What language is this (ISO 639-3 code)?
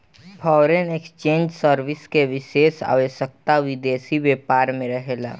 bho